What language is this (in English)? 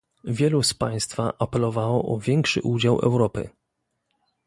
Polish